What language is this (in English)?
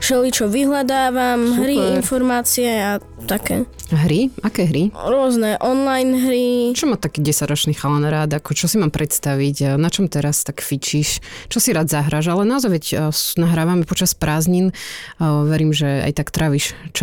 Slovak